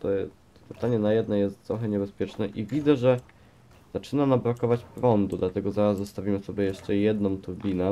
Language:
Polish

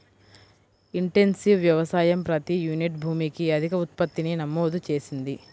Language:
Telugu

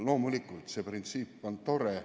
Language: Estonian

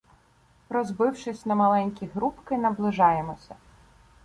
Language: Ukrainian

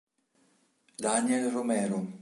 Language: Italian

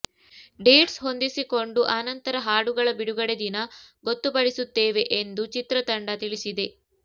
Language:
Kannada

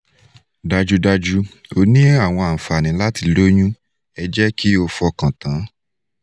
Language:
Yoruba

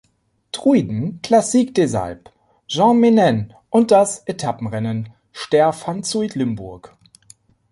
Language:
German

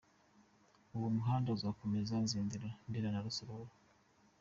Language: Kinyarwanda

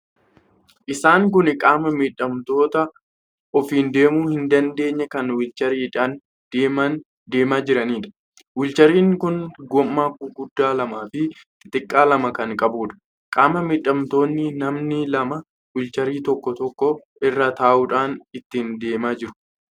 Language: Oromo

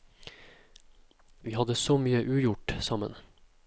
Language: Norwegian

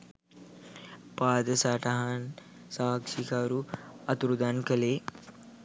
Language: Sinhala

